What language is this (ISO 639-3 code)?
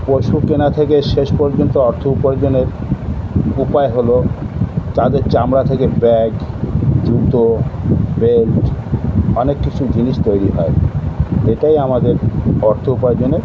ben